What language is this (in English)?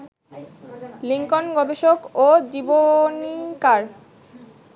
Bangla